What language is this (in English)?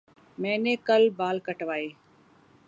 Urdu